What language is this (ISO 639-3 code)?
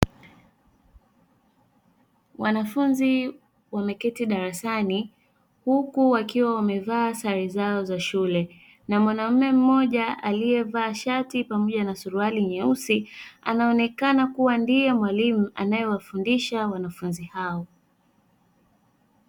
swa